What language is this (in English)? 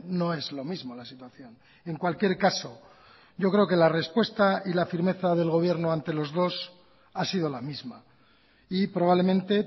Spanish